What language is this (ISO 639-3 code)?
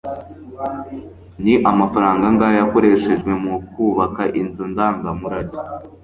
kin